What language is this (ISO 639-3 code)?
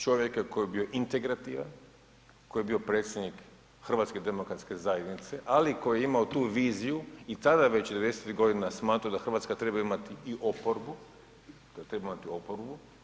hrv